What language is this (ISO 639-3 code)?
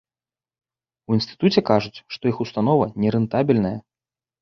bel